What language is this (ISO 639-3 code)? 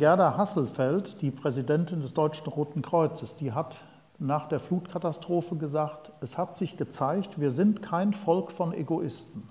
deu